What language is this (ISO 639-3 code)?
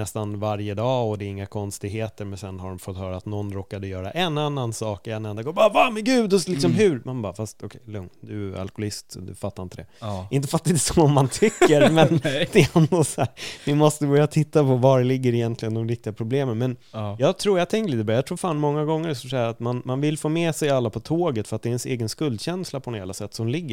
swe